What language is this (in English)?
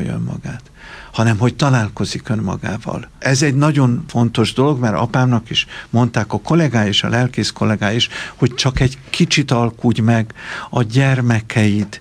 Hungarian